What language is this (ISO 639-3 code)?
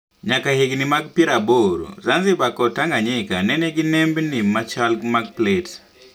luo